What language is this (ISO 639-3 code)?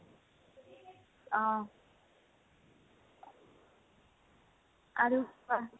asm